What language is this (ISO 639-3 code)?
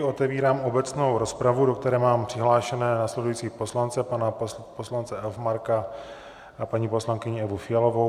ces